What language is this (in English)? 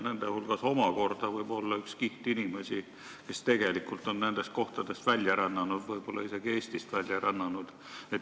Estonian